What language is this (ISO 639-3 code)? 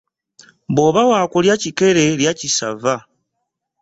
lug